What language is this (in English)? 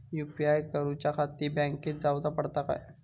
Marathi